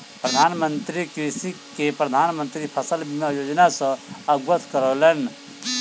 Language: Maithili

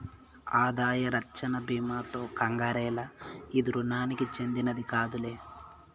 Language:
Telugu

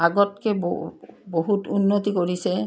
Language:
Assamese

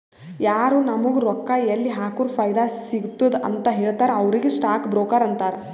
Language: Kannada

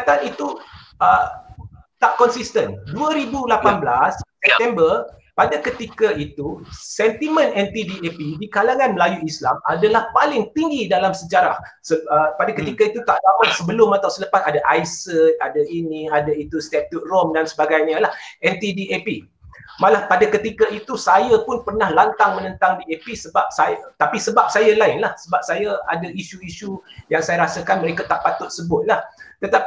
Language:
Malay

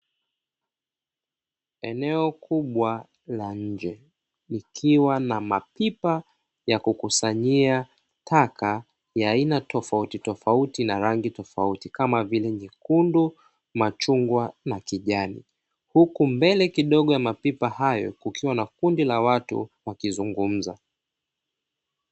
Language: Swahili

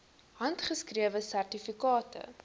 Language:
Afrikaans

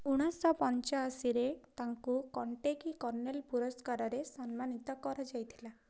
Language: Odia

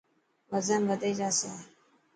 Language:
Dhatki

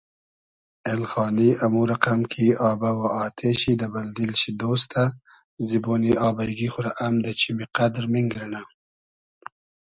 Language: Hazaragi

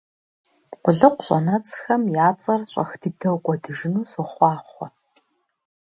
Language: Kabardian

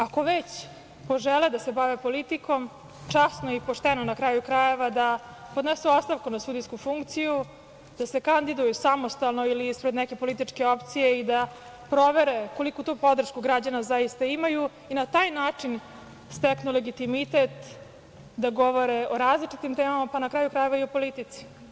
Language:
Serbian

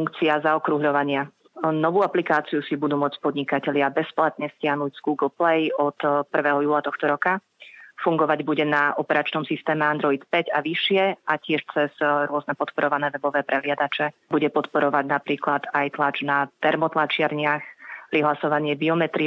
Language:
Slovak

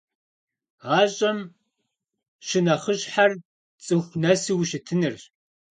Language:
Kabardian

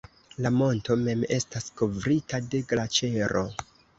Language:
Esperanto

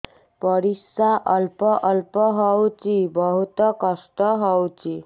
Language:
Odia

